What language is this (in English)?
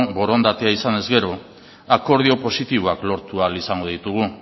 Basque